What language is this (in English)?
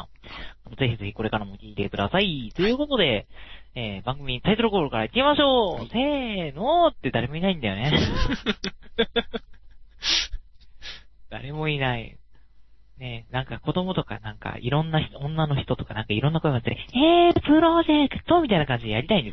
Japanese